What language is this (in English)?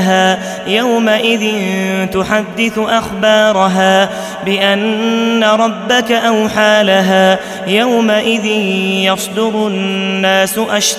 Arabic